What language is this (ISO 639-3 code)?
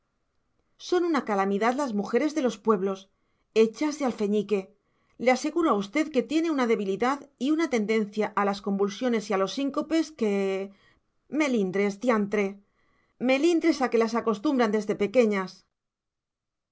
spa